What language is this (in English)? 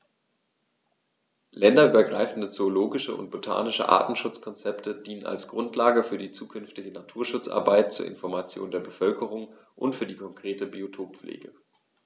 German